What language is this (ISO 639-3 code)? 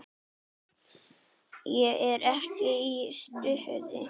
isl